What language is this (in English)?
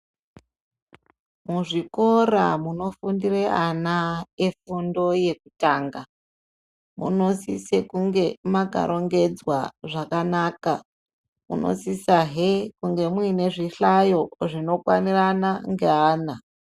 Ndau